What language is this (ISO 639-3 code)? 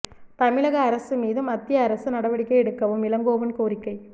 tam